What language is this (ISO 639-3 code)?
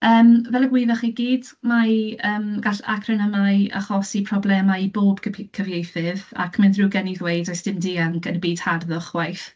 cym